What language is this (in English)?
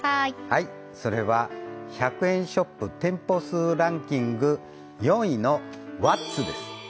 Japanese